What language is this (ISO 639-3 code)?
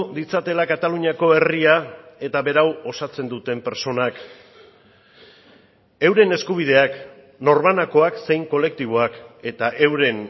eus